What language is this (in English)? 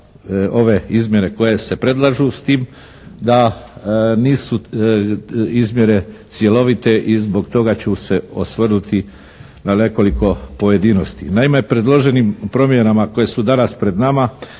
Croatian